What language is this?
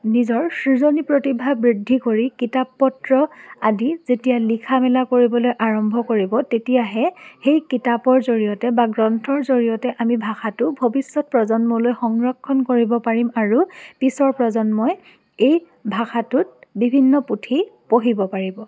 Assamese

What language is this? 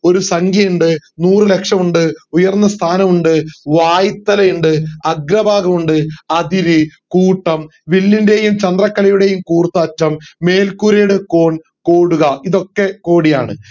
Malayalam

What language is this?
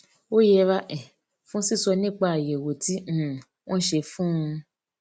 Yoruba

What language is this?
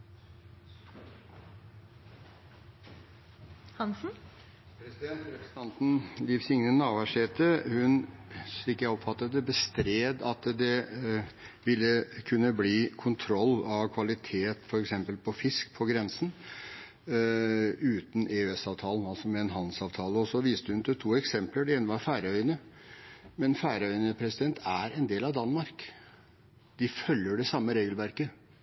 Norwegian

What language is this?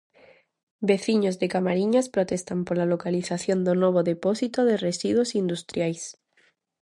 Galician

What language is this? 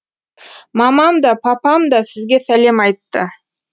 Kazakh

